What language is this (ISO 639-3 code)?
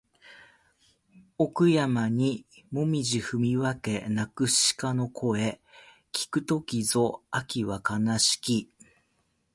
jpn